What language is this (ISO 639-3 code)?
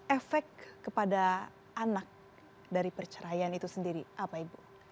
ind